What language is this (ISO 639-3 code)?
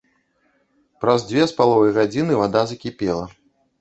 bel